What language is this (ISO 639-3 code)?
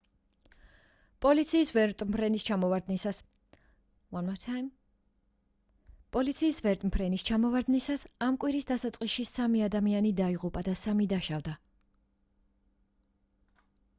kat